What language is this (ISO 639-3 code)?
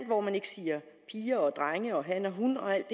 dan